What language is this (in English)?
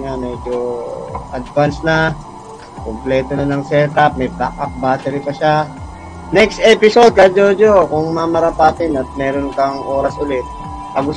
Filipino